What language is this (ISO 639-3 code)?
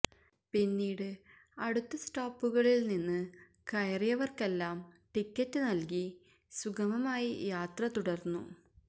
mal